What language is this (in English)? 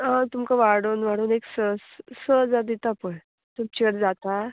Konkani